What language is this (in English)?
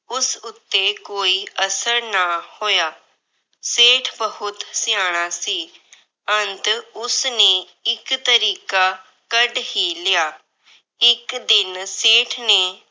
Punjabi